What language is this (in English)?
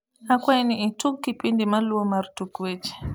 Luo (Kenya and Tanzania)